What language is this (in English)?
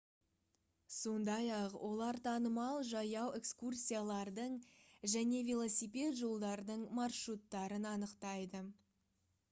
Kazakh